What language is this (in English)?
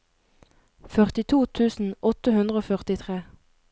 Norwegian